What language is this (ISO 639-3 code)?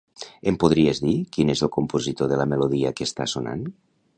cat